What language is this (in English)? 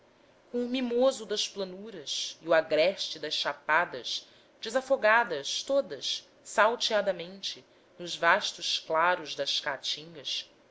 Portuguese